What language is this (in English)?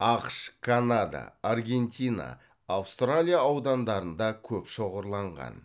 Kazakh